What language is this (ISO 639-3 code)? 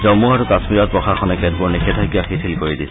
asm